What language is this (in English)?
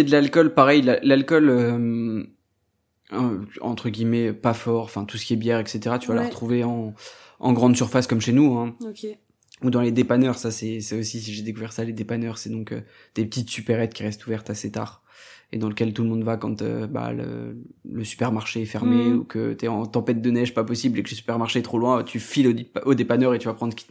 French